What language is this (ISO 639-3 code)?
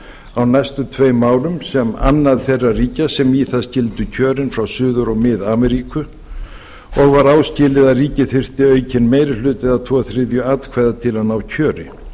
isl